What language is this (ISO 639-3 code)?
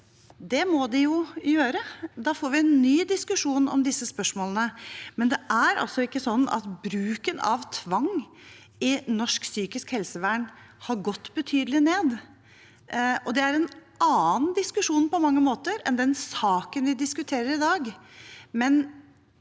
nor